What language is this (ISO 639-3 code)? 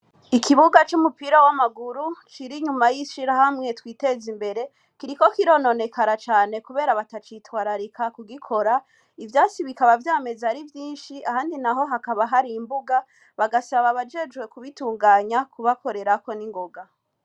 run